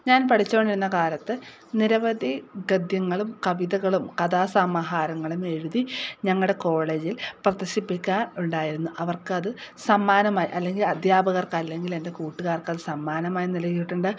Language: Malayalam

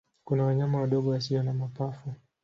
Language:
Swahili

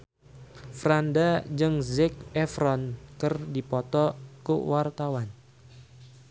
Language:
Sundanese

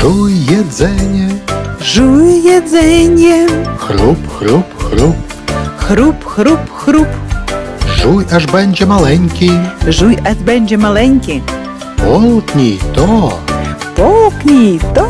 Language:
Russian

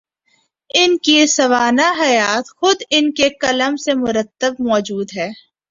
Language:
Urdu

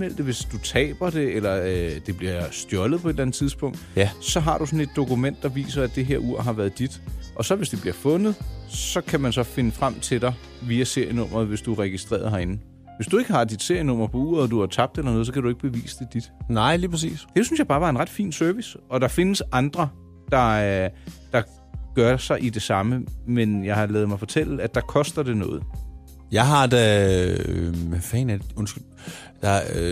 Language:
Danish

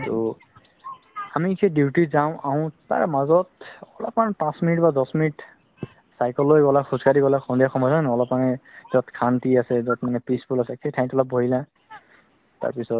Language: Assamese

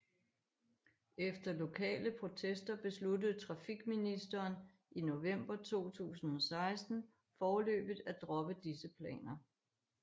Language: Danish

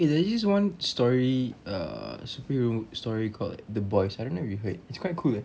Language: English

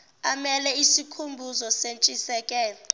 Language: Zulu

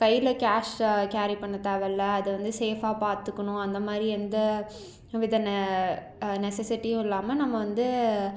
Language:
Tamil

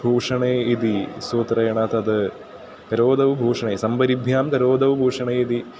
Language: Sanskrit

